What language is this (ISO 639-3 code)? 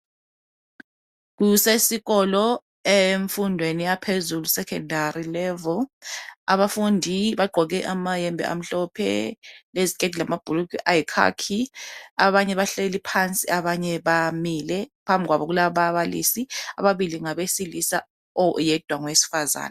nde